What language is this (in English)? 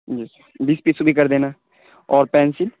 Urdu